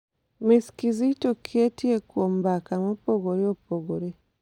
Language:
Luo (Kenya and Tanzania)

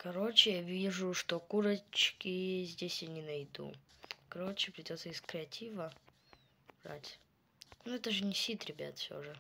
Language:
Russian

